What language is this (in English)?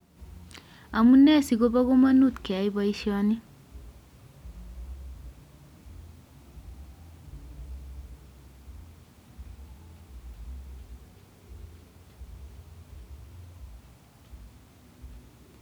Kalenjin